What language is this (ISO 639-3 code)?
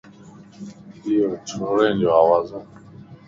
lss